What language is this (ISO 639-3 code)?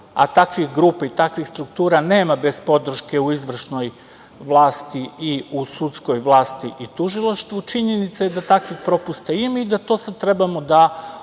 srp